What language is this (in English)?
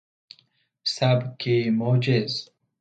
Persian